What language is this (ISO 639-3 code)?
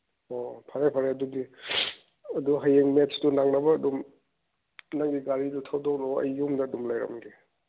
mni